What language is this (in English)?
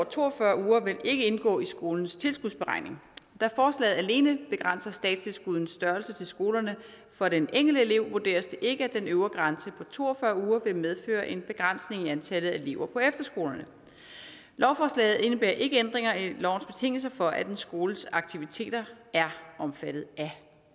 Danish